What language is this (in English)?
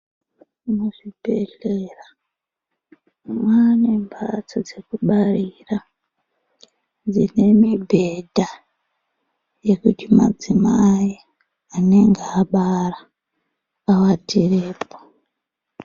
Ndau